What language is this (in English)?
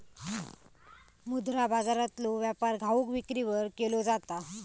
Marathi